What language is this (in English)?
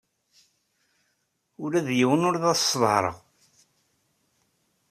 Kabyle